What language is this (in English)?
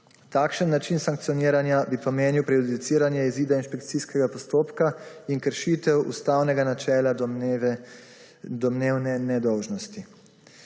Slovenian